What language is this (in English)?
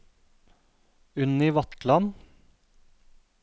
Norwegian